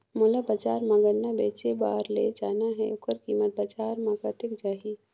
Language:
Chhattisgarhi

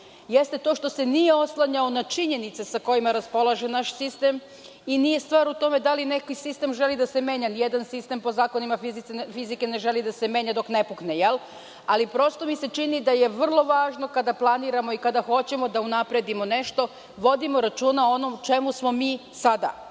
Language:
Serbian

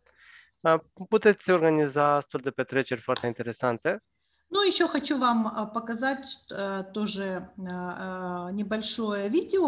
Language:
Romanian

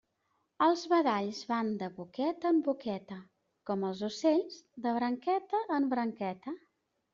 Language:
Catalan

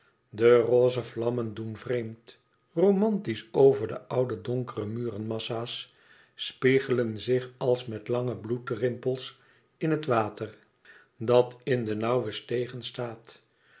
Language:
Dutch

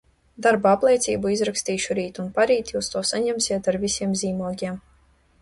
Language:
Latvian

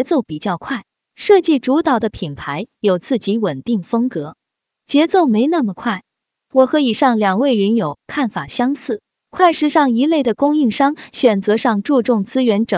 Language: Chinese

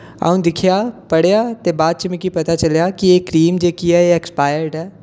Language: Dogri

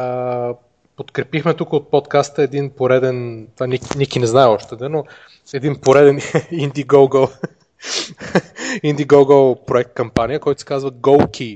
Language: Bulgarian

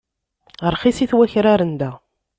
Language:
Kabyle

